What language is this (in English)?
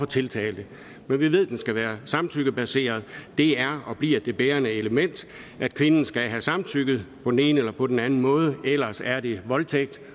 Danish